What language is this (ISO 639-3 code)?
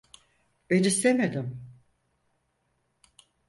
tur